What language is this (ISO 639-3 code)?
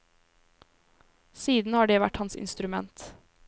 nor